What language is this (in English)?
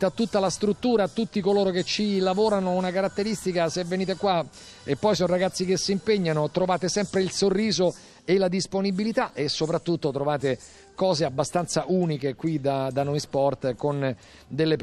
Italian